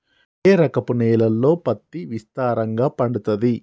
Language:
Telugu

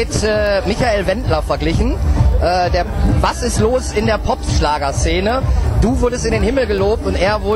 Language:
German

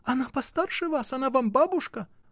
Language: Russian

